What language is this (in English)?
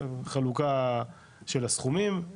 Hebrew